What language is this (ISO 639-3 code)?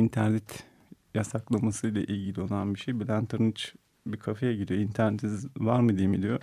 tur